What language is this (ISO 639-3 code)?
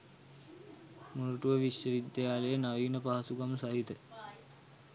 sin